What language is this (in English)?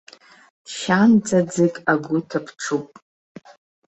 Abkhazian